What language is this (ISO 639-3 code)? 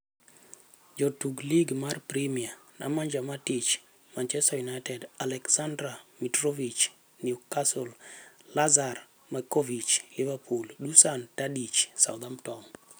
luo